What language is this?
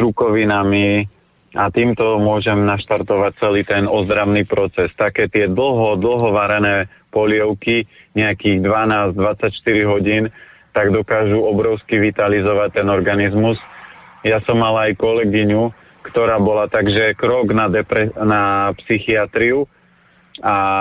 Slovak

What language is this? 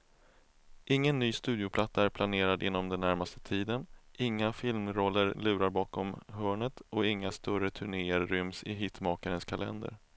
Swedish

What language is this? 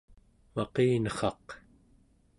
Central Yupik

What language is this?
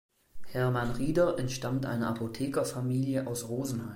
German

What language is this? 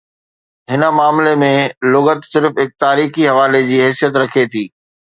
Sindhi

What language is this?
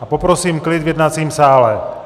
Czech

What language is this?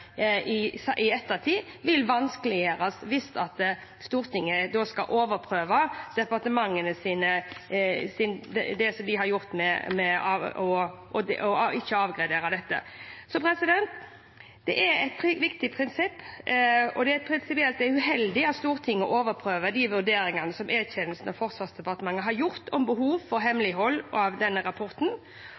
Norwegian Bokmål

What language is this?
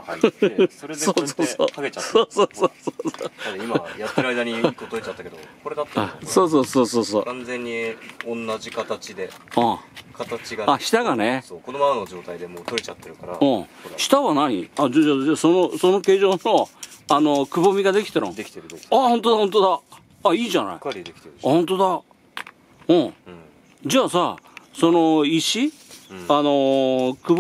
Japanese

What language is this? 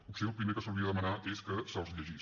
Catalan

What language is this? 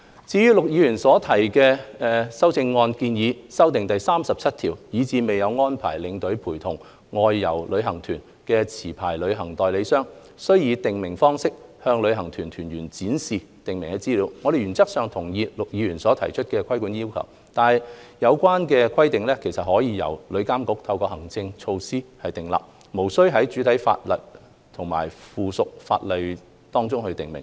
Cantonese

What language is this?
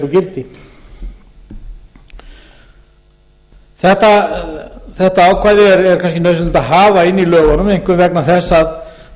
Icelandic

